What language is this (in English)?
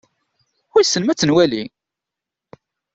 Kabyle